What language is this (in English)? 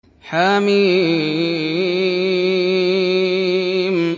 Arabic